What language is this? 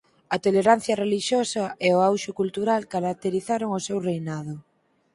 Galician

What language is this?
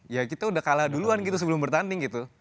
Indonesian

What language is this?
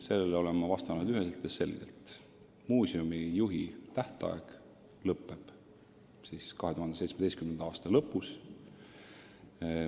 Estonian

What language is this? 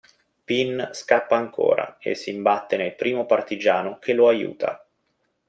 Italian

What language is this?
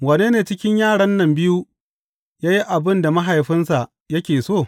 Hausa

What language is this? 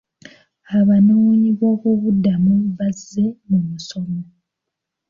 Ganda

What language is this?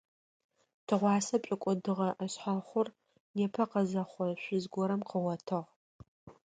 Adyghe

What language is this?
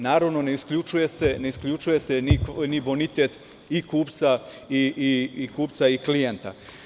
Serbian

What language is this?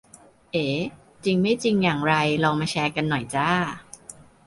Thai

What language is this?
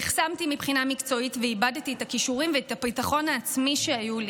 Hebrew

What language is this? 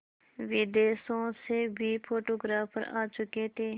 Hindi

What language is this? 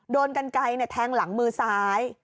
Thai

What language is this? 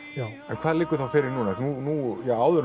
Icelandic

